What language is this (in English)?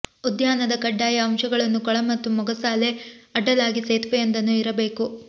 Kannada